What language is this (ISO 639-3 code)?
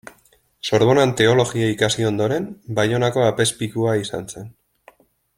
eus